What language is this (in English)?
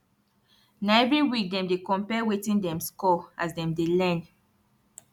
Nigerian Pidgin